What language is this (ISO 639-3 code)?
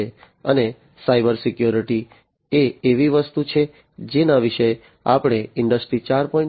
guj